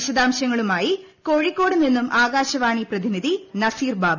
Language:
Malayalam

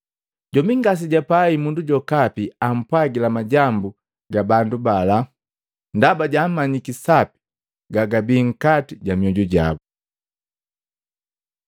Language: Matengo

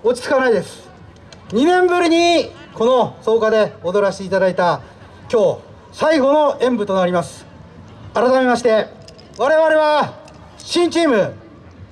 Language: Japanese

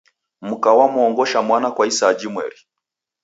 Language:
Taita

